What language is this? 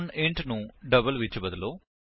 Punjabi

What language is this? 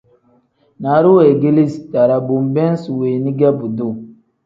Tem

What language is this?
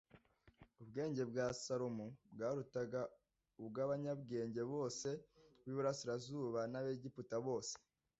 Kinyarwanda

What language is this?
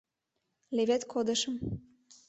Mari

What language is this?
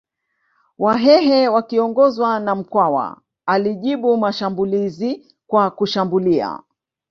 Swahili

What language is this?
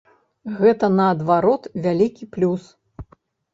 Belarusian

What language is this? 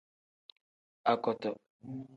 Tem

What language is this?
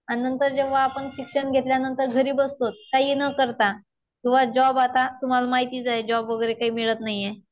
Marathi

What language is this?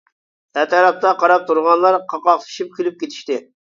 Uyghur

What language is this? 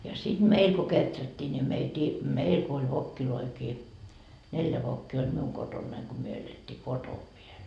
Finnish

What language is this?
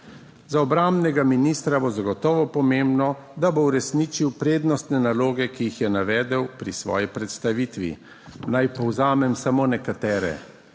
Slovenian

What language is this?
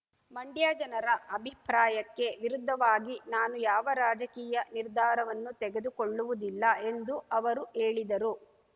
Kannada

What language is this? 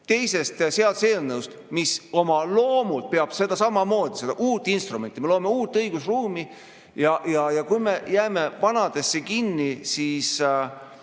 Estonian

